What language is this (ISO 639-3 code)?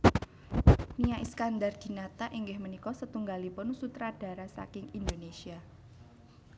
jav